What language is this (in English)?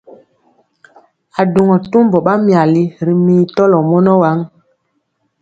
Mpiemo